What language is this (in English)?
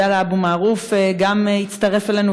Hebrew